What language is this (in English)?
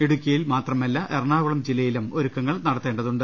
Malayalam